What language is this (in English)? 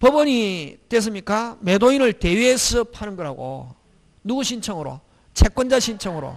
Korean